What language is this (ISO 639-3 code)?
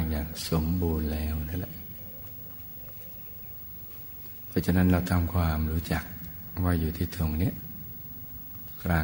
tha